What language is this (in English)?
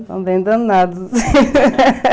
Portuguese